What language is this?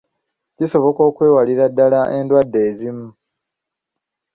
Ganda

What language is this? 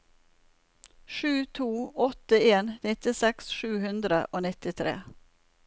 Norwegian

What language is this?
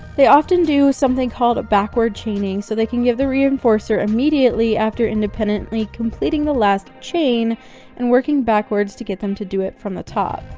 English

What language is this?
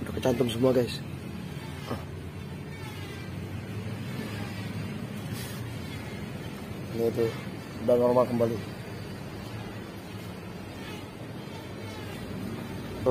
Indonesian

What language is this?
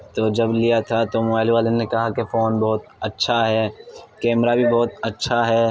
Urdu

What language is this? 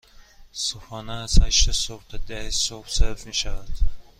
Persian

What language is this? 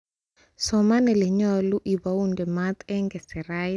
Kalenjin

